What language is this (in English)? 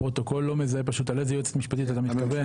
Hebrew